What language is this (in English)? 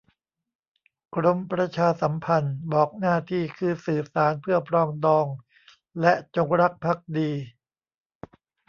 Thai